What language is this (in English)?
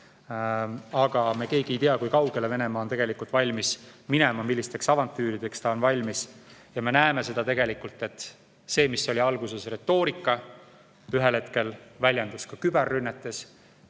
Estonian